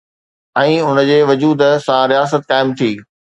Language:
Sindhi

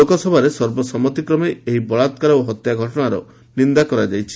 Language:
Odia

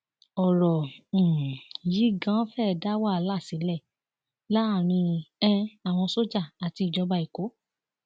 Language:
Yoruba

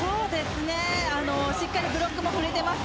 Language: Japanese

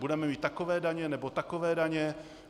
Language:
Czech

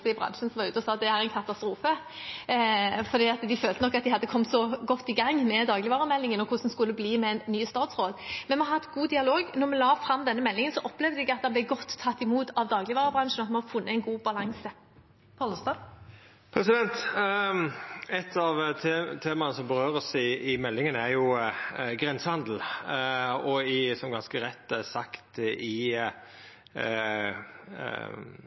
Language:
Norwegian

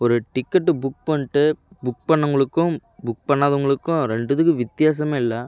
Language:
Tamil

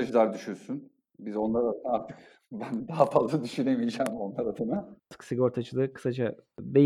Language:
Turkish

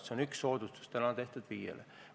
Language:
Estonian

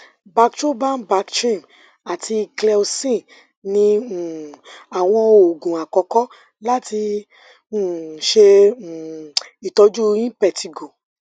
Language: Yoruba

